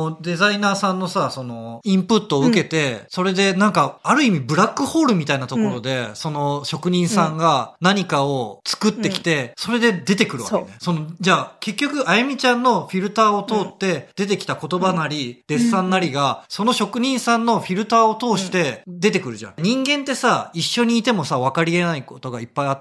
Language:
Japanese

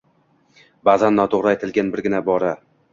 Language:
Uzbek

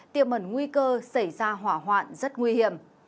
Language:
Vietnamese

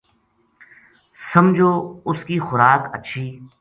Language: Gujari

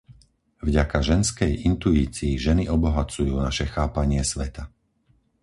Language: Slovak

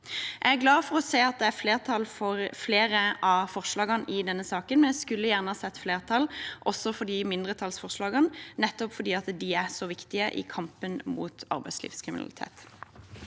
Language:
Norwegian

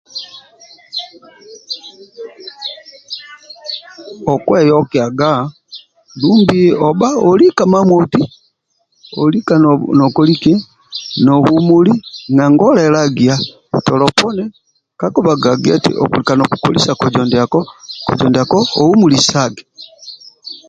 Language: Amba (Uganda)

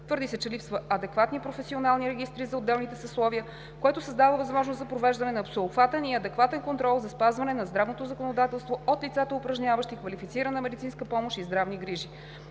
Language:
Bulgarian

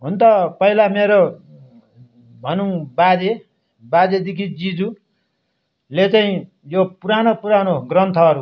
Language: Nepali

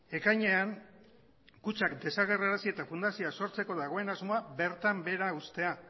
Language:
Basque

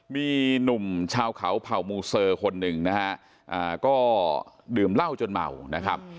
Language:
Thai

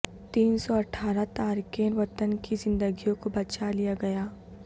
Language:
Urdu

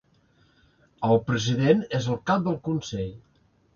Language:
Catalan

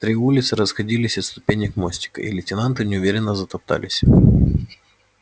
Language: Russian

